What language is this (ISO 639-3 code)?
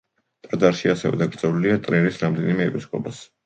kat